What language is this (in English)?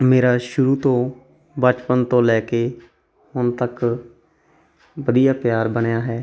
Punjabi